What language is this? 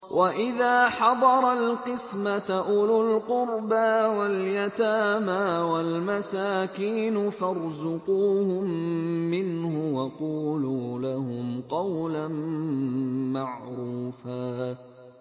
Arabic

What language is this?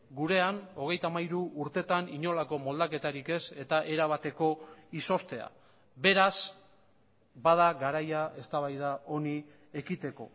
Basque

